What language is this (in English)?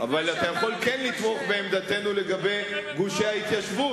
Hebrew